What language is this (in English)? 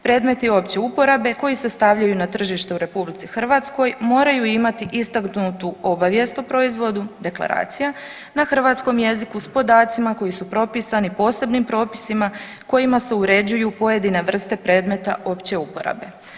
Croatian